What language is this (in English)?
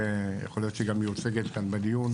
Hebrew